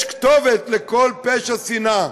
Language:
Hebrew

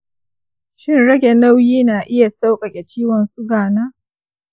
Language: Hausa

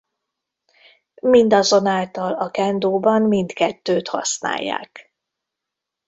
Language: Hungarian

